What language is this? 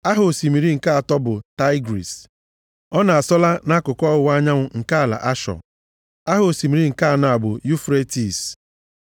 Igbo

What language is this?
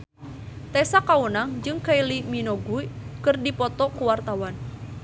Sundanese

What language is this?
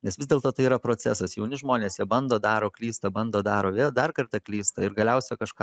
Lithuanian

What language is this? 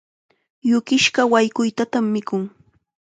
Chiquián Ancash Quechua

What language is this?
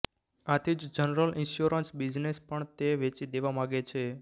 Gujarati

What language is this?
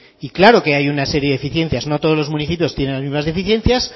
Spanish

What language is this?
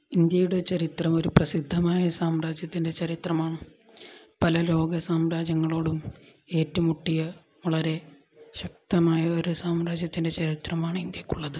Malayalam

